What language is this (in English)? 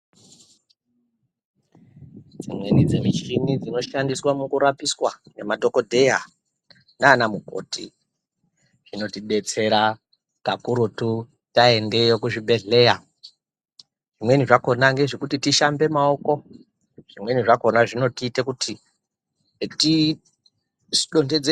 Ndau